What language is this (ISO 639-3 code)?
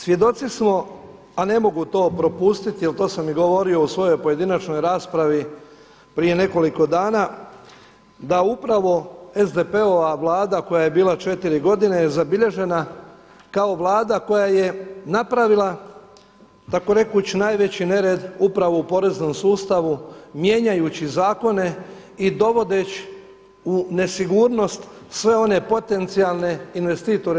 hrv